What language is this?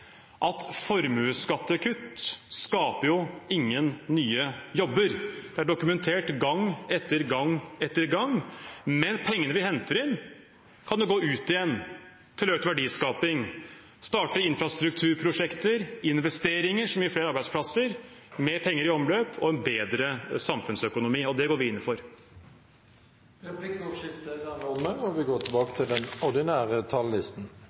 Norwegian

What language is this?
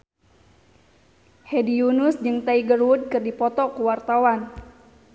Sundanese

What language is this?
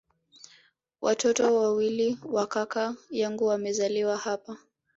Swahili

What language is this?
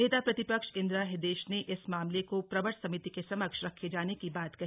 Hindi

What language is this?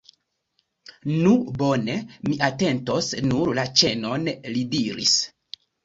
Esperanto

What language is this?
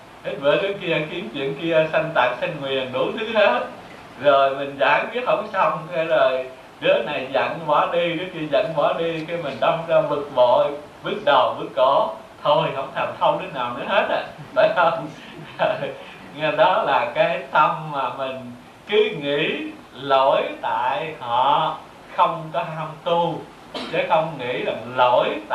Vietnamese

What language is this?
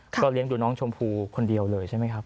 Thai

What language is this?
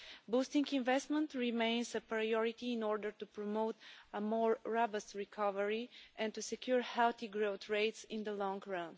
English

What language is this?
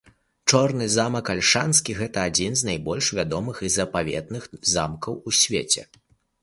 Belarusian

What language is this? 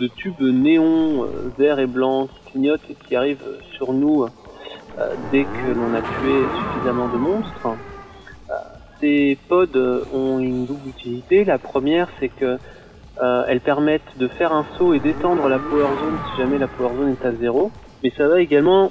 French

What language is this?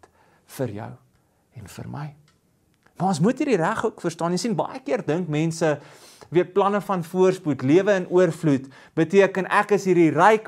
Dutch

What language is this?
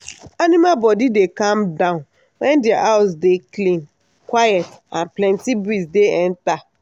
Nigerian Pidgin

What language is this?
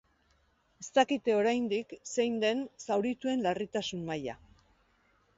Basque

